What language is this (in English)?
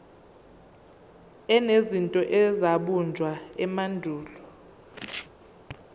Zulu